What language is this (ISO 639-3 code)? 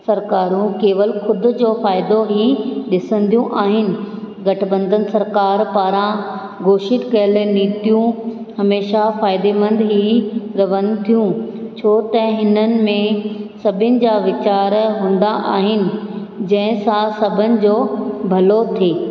snd